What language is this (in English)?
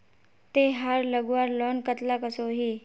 Magahi